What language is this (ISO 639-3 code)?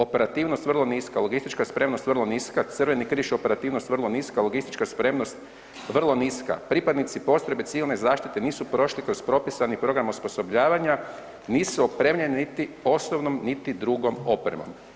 hrv